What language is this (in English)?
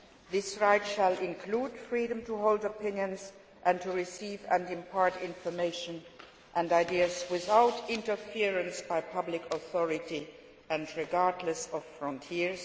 English